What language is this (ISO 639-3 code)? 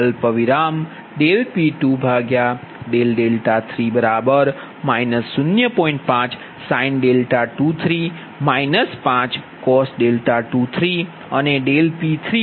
guj